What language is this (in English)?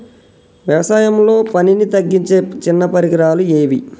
Telugu